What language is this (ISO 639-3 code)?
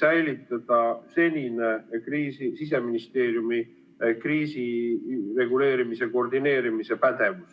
est